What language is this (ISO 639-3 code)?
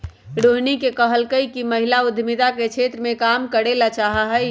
mag